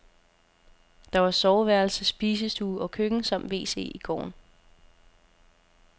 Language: Danish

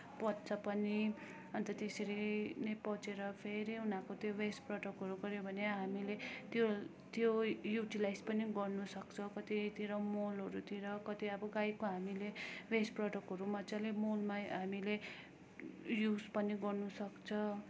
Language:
Nepali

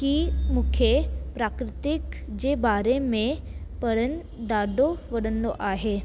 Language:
Sindhi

